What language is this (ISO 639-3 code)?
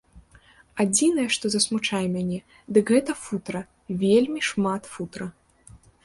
bel